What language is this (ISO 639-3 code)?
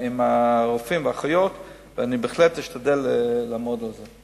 heb